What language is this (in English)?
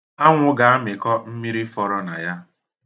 Igbo